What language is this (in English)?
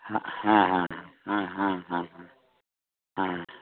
Santali